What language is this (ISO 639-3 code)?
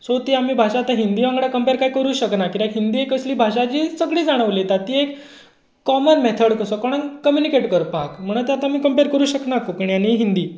kok